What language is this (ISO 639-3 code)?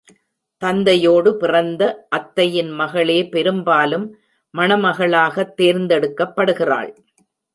tam